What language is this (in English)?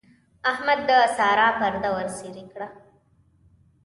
Pashto